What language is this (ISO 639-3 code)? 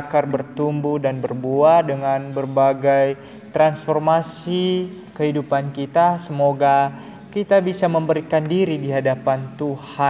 ind